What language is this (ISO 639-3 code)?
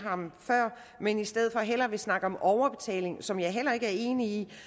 dan